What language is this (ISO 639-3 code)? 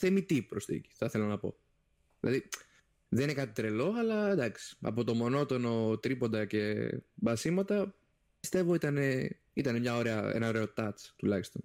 ell